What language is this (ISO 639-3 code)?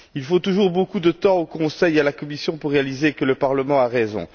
fra